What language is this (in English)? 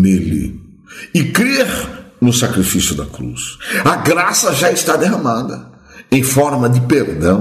Portuguese